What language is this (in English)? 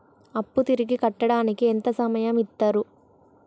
Telugu